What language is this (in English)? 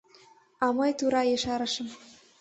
Mari